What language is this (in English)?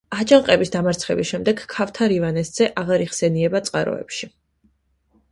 Georgian